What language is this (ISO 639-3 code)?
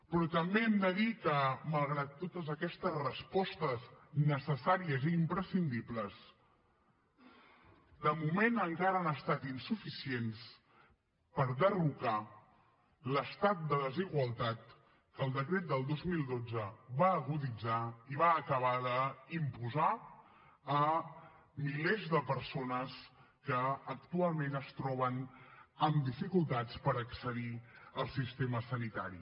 cat